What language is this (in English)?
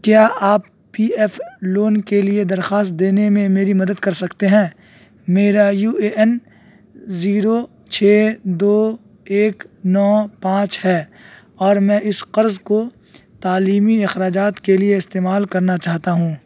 Urdu